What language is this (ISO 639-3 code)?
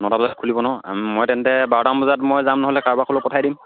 asm